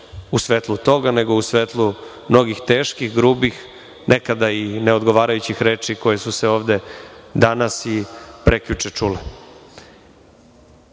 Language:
Serbian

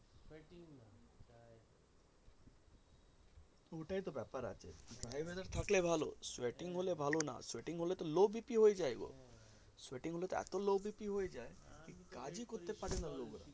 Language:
Bangla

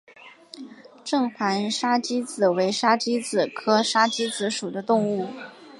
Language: Chinese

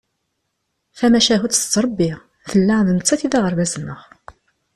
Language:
Kabyle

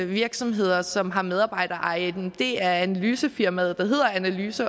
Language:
Danish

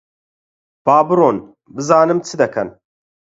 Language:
Central Kurdish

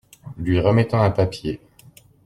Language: French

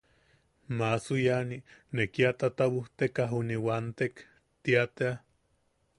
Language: Yaqui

